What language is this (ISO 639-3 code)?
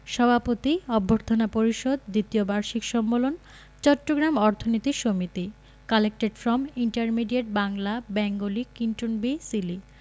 ben